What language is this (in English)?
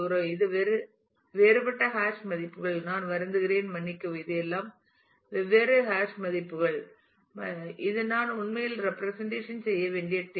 Tamil